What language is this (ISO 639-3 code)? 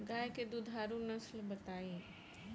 bho